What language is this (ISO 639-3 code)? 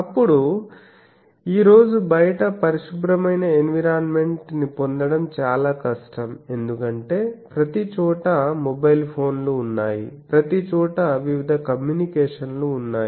tel